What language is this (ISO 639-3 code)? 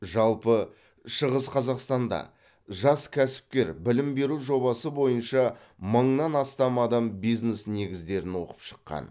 kaz